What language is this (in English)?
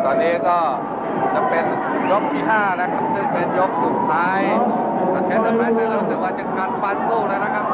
Thai